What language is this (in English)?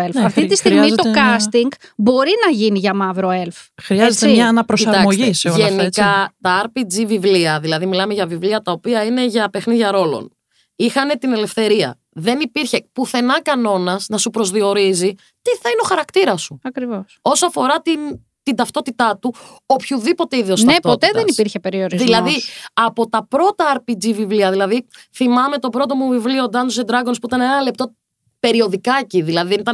Greek